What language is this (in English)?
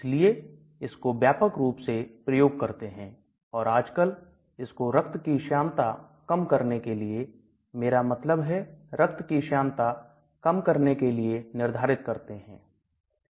Hindi